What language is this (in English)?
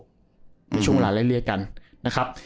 Thai